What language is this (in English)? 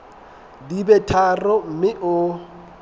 Southern Sotho